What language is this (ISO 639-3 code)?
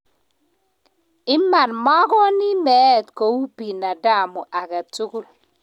kln